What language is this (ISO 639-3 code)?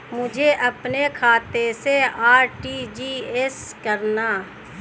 hin